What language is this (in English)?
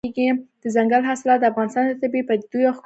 Pashto